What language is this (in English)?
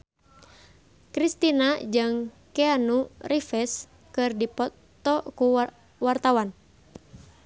Sundanese